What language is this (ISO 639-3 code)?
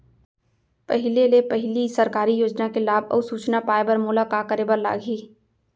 hne